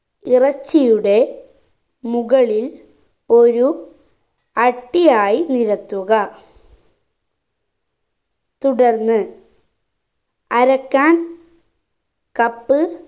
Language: Malayalam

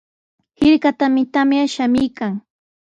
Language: Sihuas Ancash Quechua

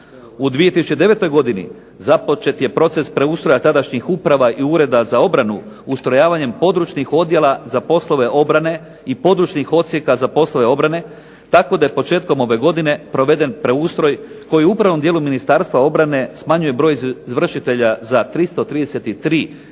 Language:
Croatian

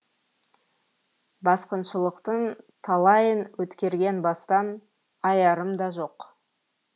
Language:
Kazakh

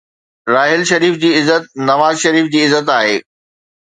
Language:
Sindhi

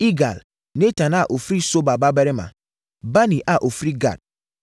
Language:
Akan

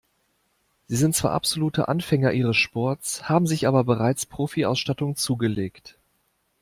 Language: German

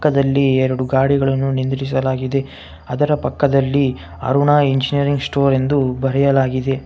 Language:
Kannada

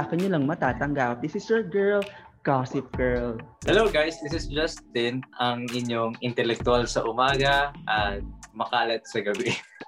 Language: Filipino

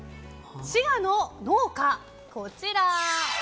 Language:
Japanese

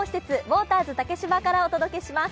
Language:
Japanese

